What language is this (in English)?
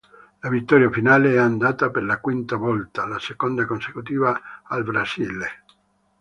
Italian